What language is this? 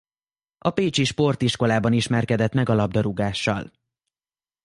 Hungarian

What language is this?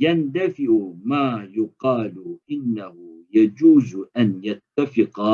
Turkish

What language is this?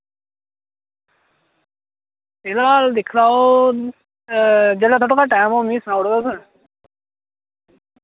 Dogri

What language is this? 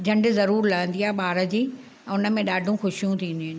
Sindhi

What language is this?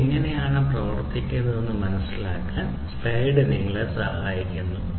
Malayalam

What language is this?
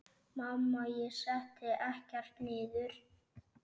Icelandic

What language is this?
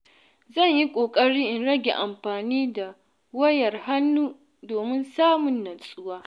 Hausa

